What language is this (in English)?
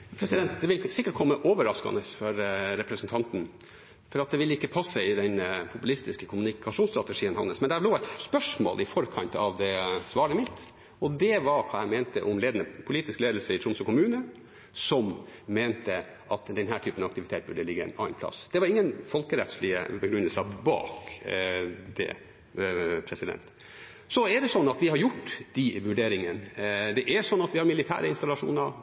Norwegian